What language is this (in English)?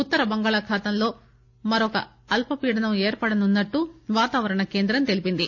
Telugu